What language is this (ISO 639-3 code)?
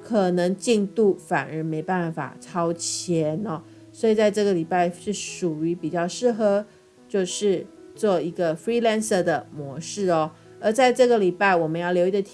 zho